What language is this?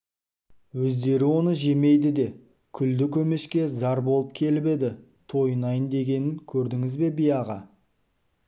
Kazakh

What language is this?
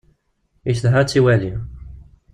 Kabyle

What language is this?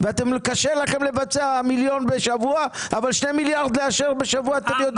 Hebrew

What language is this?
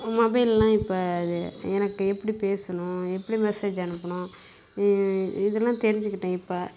Tamil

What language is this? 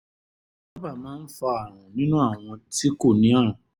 Yoruba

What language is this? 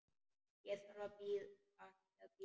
Icelandic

